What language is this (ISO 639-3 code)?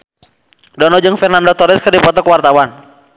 sun